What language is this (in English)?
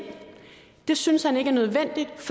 Danish